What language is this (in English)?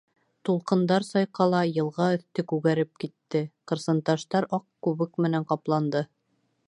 Bashkir